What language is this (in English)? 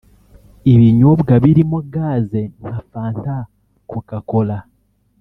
Kinyarwanda